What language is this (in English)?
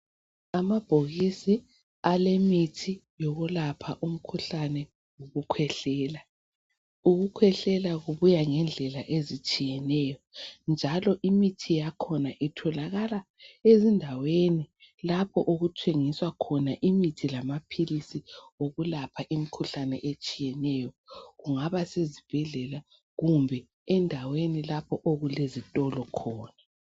North Ndebele